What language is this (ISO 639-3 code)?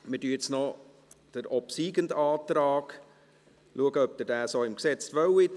gsw